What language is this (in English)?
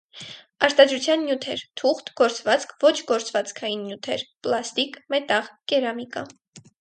Armenian